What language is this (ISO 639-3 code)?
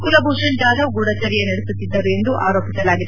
kan